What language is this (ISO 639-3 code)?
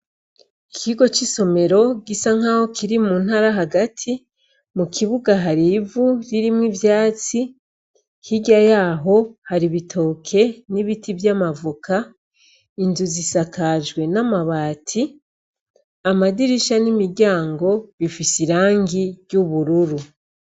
run